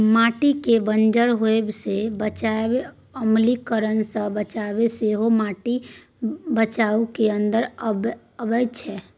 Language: Maithili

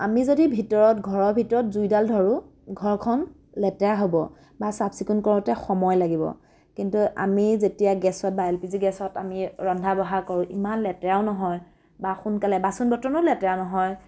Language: Assamese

